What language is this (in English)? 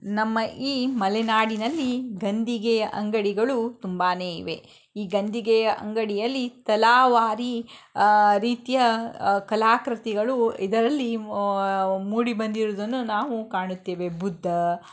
Kannada